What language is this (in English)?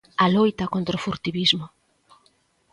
Galician